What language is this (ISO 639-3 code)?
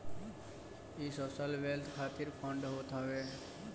bho